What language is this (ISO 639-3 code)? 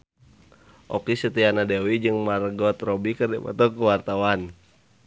sun